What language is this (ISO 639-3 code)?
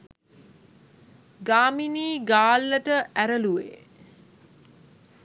sin